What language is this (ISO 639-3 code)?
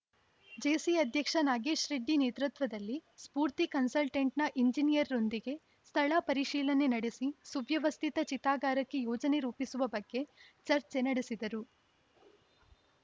kan